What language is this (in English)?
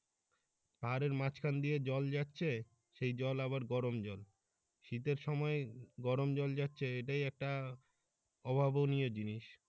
Bangla